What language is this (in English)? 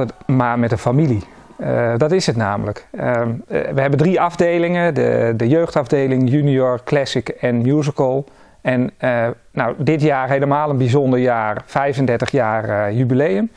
Dutch